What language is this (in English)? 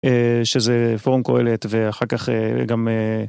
Hebrew